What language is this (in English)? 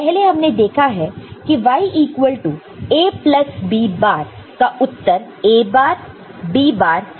Hindi